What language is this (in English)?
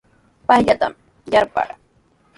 Sihuas Ancash Quechua